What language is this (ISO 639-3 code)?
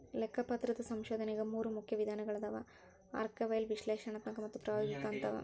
kan